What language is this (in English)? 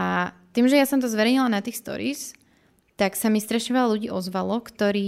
Slovak